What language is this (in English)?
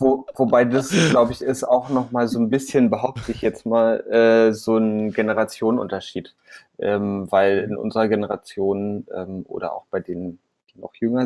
German